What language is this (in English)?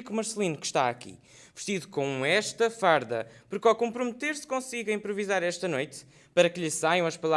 Portuguese